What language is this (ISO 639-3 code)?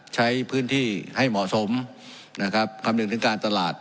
tha